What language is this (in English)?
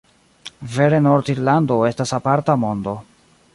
Esperanto